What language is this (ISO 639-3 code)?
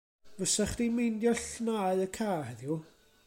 cym